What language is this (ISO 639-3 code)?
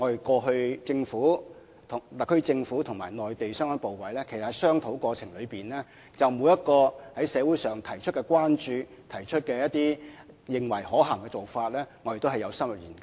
yue